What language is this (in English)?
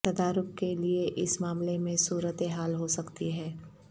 Urdu